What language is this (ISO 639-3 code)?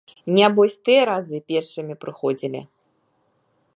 bel